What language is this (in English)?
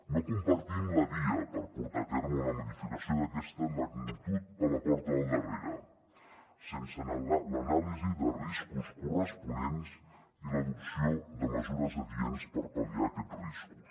Catalan